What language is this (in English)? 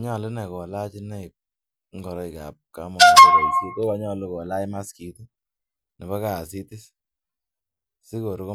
Kalenjin